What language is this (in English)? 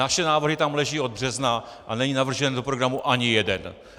Czech